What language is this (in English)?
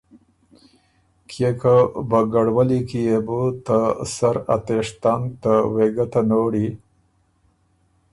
Ormuri